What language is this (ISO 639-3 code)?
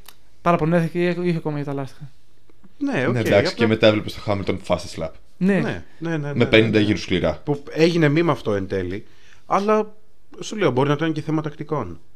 ell